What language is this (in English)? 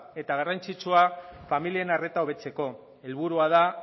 Basque